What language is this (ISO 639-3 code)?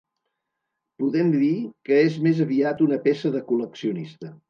cat